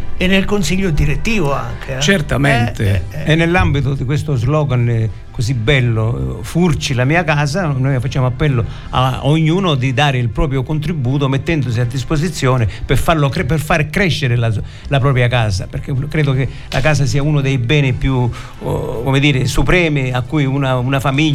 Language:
Italian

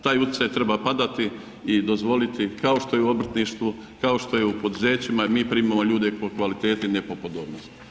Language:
Croatian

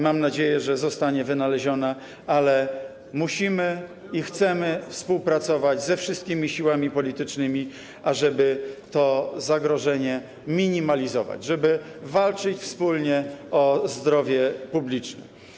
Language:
Polish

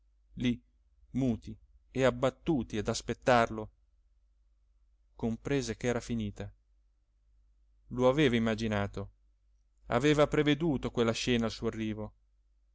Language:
Italian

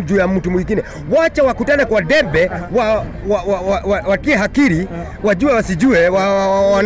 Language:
Swahili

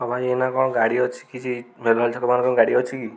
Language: Odia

